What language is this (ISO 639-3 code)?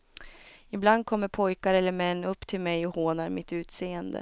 swe